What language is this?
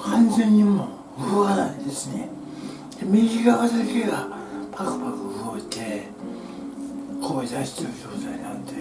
Japanese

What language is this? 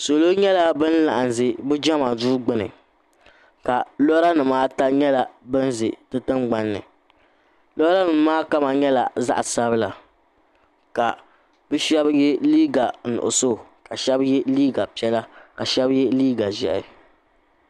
Dagbani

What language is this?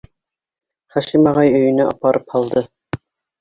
Bashkir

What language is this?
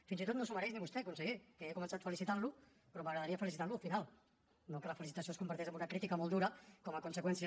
Catalan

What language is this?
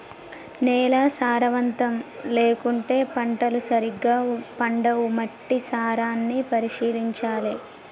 Telugu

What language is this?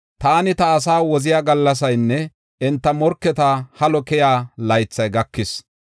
Gofa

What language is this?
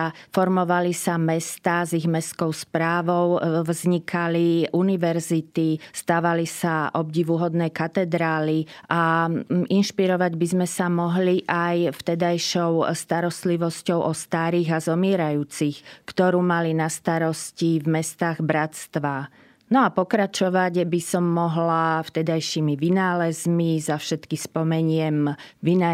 Slovak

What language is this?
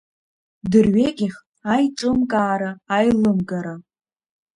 Abkhazian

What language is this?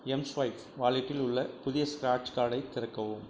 Tamil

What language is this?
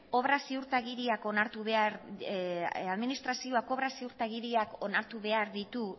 Basque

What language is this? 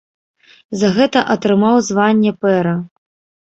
Belarusian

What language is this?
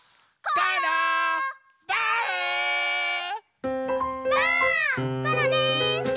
Japanese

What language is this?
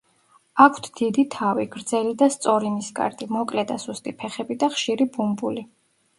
Georgian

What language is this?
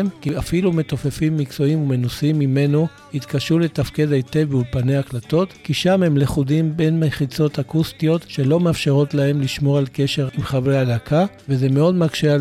Hebrew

